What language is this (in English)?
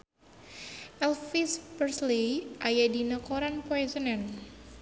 Sundanese